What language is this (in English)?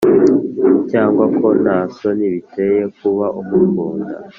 Kinyarwanda